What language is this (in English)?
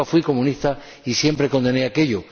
Spanish